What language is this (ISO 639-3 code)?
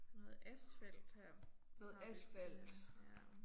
dan